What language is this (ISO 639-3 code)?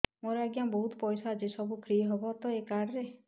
ori